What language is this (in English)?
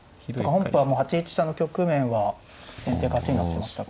Japanese